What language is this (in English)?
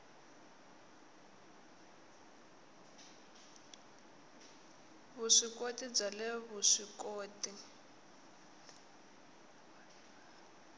Tsonga